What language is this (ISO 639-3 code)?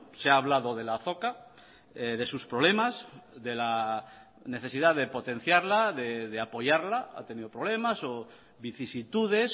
spa